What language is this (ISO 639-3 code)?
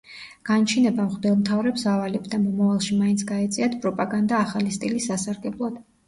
kat